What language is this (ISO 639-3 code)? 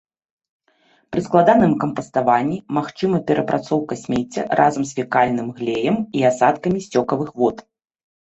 bel